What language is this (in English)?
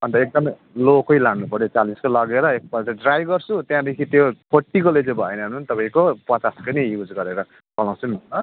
Nepali